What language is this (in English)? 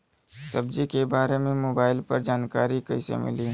Bhojpuri